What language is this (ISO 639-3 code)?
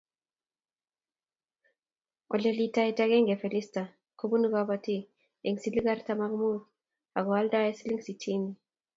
kln